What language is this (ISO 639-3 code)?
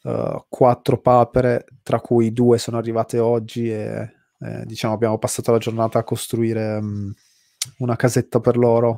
ita